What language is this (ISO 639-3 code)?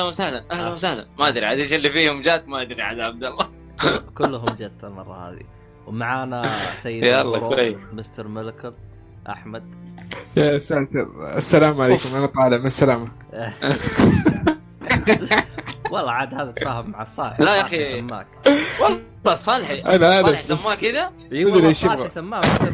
ara